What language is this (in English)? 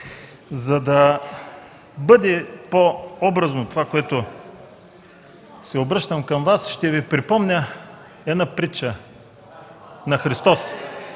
Bulgarian